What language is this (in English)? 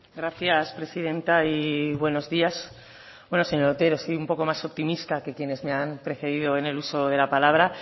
Spanish